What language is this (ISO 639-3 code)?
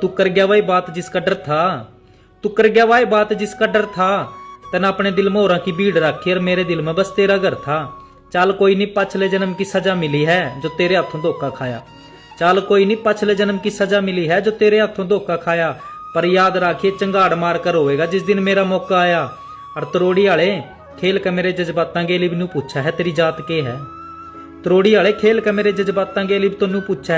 hin